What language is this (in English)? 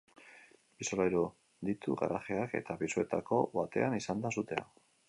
Basque